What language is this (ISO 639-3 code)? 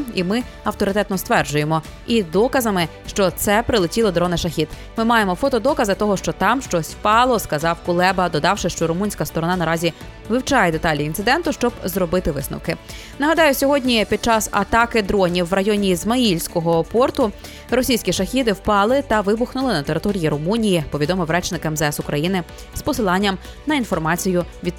ukr